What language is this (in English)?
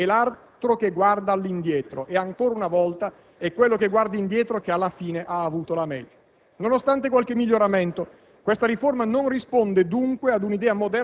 Italian